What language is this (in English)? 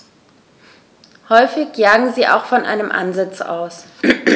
German